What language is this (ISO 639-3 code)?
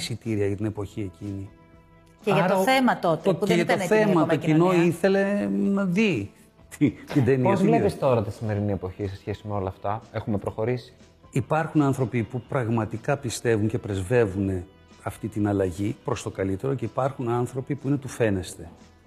ell